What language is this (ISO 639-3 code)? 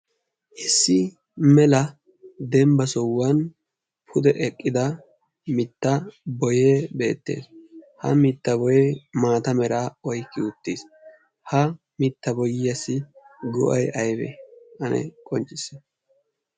wal